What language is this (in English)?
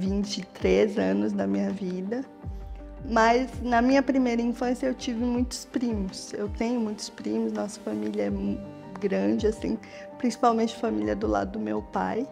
Portuguese